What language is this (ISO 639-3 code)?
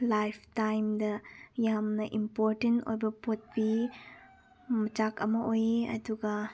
mni